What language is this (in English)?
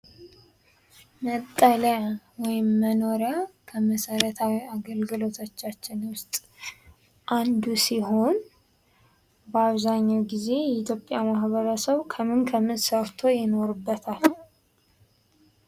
Amharic